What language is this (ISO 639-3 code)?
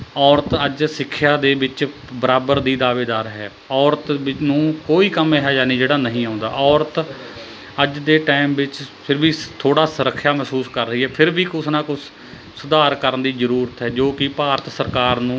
pan